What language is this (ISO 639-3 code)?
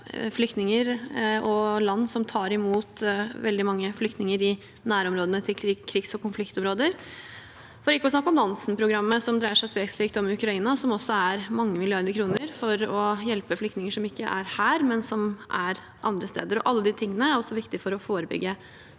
nor